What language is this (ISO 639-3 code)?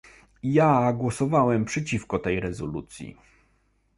pol